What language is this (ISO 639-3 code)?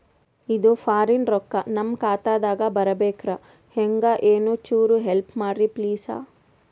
kan